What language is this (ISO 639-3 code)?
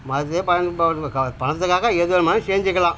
tam